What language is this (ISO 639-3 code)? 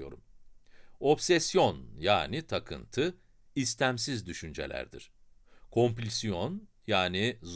tur